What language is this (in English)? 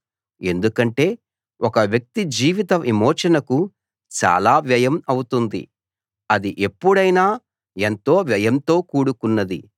Telugu